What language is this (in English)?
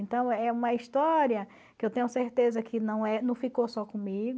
Portuguese